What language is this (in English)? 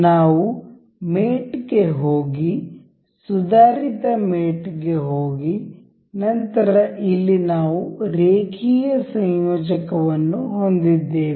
Kannada